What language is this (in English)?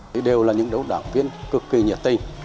Vietnamese